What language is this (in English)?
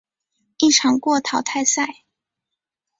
Chinese